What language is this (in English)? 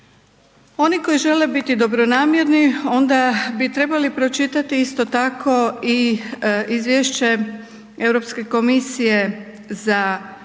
Croatian